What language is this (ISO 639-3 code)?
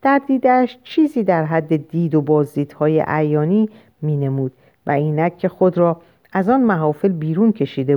fas